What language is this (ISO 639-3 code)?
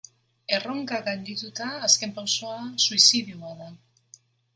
eus